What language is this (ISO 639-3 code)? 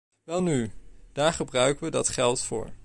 nld